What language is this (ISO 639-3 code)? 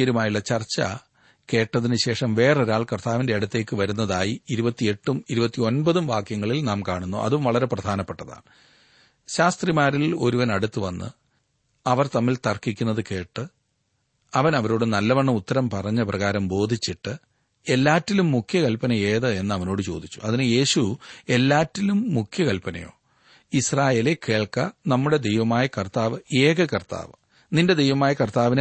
mal